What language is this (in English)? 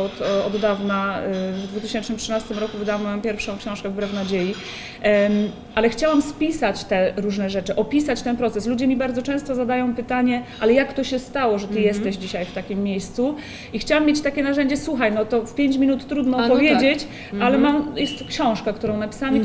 Polish